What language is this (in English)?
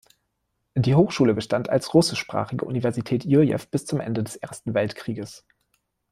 German